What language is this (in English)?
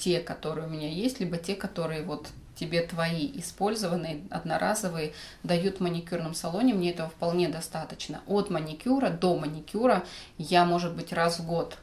Russian